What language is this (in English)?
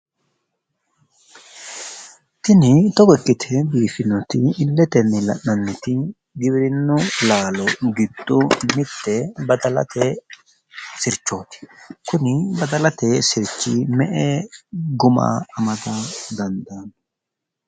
Sidamo